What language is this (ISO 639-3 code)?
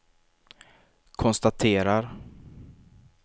swe